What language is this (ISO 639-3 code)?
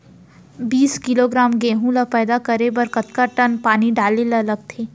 hne